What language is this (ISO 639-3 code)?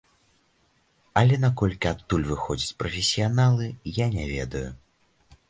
bel